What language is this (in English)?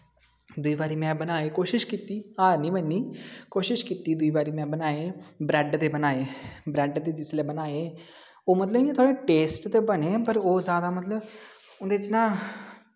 Dogri